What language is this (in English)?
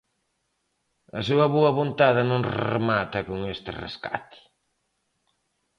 Galician